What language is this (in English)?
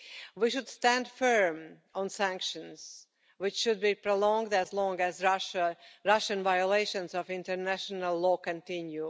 English